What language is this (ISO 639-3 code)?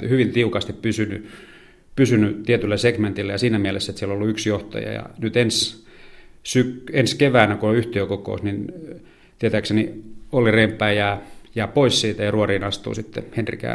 fin